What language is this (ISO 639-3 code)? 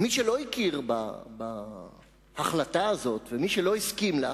heb